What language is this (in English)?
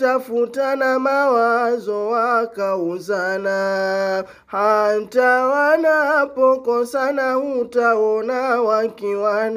Swahili